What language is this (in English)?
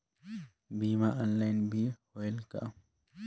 Chhattisgarhi